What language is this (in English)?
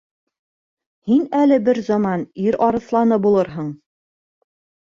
Bashkir